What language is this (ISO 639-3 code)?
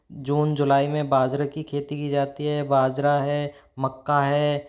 hin